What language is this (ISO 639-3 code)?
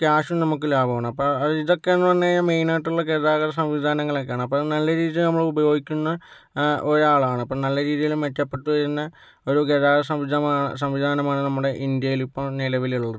mal